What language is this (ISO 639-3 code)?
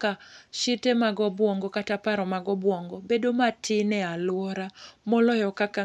luo